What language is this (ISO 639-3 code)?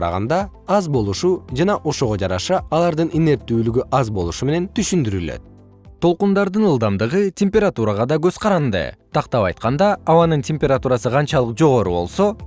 kir